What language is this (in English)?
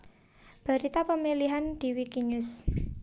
Javanese